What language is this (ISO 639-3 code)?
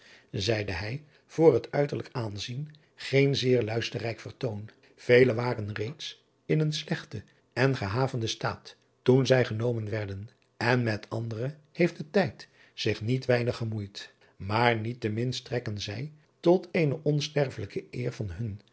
nld